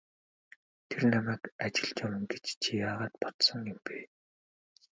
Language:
Mongolian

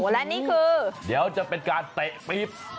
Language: Thai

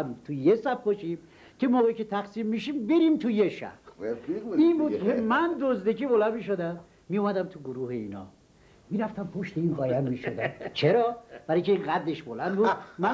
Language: Persian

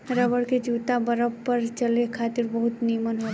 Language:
Bhojpuri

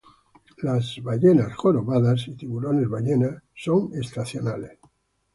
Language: Spanish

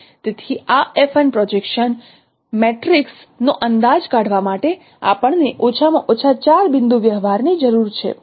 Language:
Gujarati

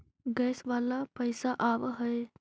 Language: Magahi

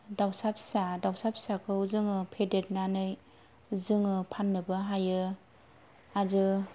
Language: Bodo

